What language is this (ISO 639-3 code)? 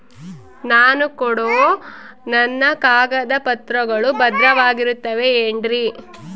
kan